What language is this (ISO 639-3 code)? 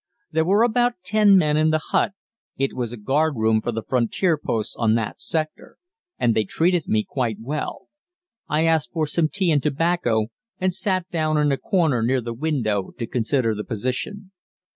eng